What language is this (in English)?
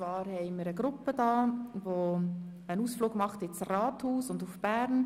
Swiss German